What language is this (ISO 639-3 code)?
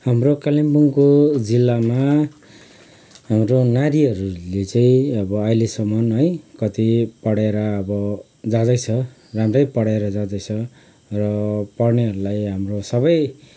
nep